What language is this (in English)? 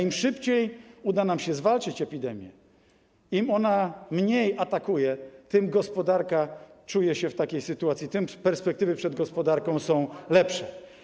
Polish